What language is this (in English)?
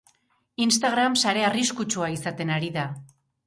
Basque